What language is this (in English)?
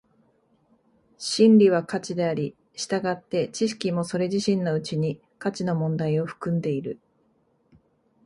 Japanese